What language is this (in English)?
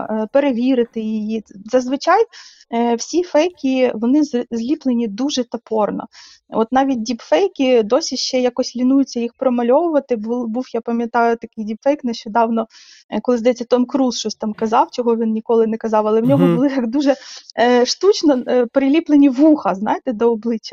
Ukrainian